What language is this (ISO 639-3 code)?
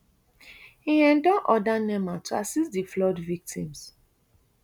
pcm